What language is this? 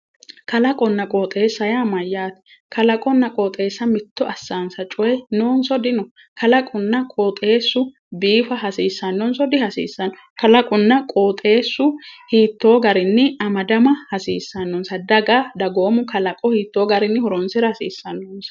Sidamo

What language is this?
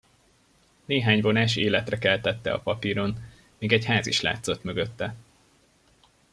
Hungarian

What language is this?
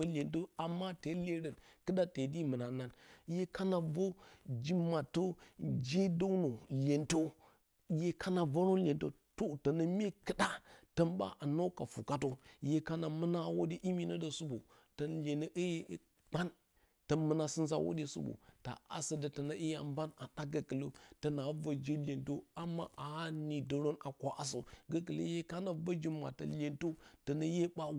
Bacama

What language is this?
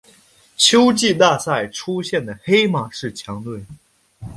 Chinese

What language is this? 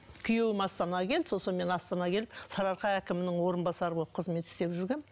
Kazakh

